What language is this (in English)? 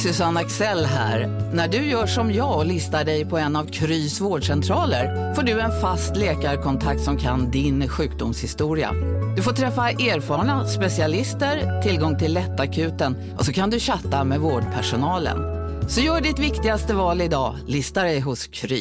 Swedish